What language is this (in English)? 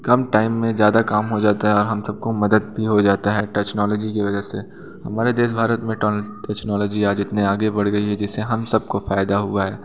Hindi